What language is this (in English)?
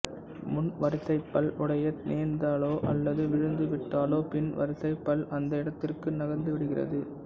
Tamil